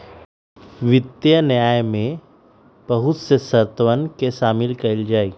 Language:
Magahi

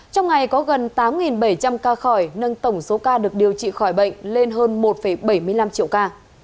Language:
Vietnamese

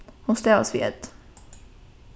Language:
Faroese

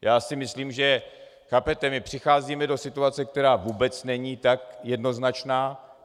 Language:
Czech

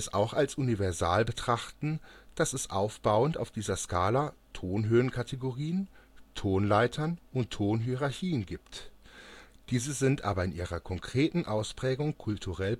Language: German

